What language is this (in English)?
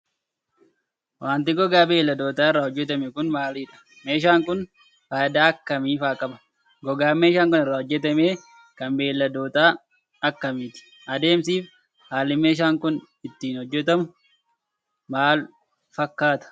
Oromo